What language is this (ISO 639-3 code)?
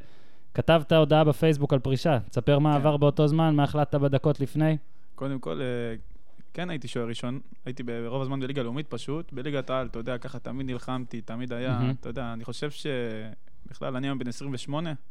heb